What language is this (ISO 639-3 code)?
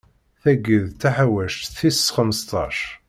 kab